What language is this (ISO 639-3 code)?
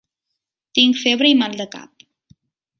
cat